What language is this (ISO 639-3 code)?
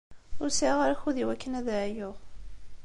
kab